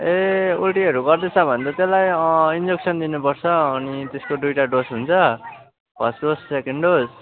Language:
Nepali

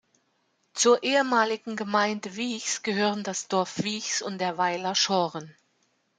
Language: German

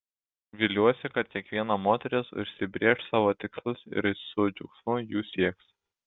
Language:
Lithuanian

